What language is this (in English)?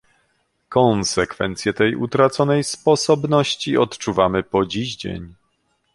Polish